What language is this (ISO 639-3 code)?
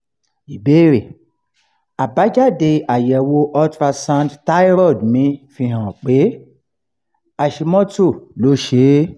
yor